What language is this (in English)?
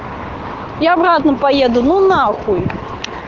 Russian